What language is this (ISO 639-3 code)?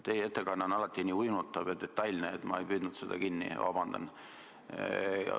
est